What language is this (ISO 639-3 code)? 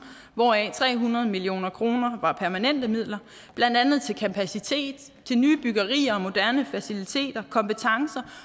dan